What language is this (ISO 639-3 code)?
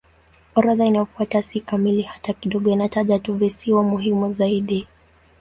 swa